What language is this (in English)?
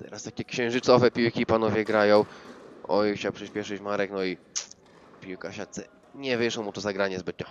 Polish